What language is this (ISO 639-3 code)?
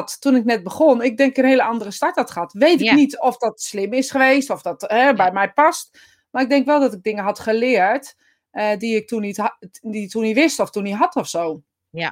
nld